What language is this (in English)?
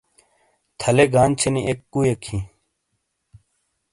Shina